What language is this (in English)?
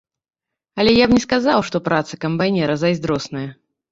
Belarusian